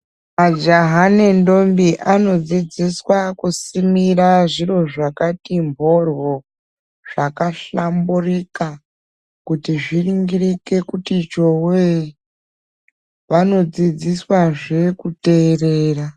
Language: Ndau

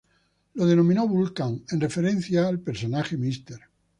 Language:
Spanish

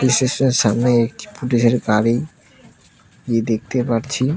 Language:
Bangla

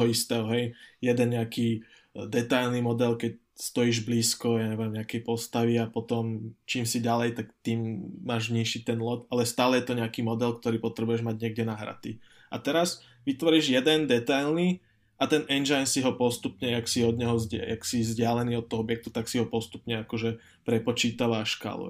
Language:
Slovak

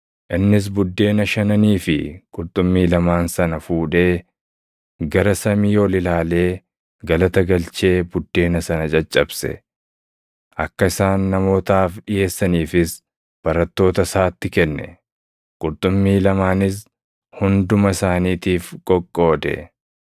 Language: Oromo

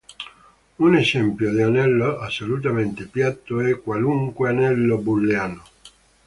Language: Italian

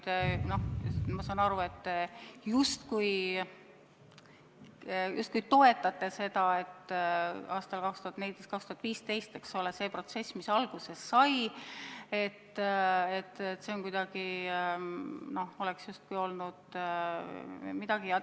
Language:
Estonian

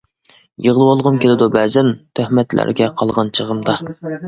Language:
Uyghur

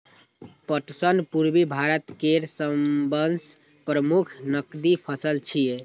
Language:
Maithili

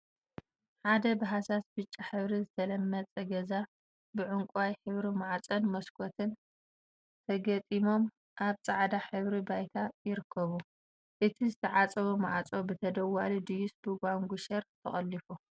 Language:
Tigrinya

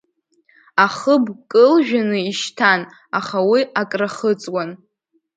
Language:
Abkhazian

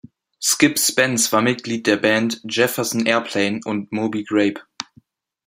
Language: German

